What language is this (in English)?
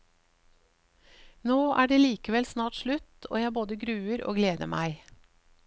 Norwegian